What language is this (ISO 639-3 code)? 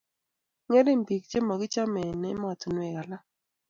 kln